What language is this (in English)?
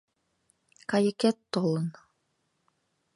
Mari